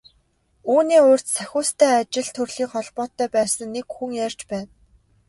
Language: Mongolian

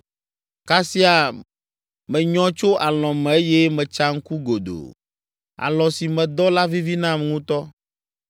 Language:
Ewe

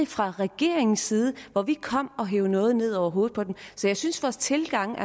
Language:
Danish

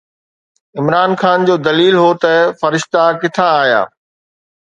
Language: Sindhi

